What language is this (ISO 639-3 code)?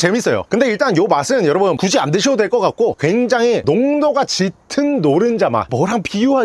kor